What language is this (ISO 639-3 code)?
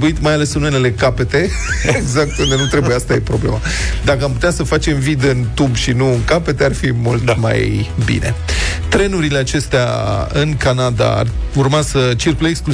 ron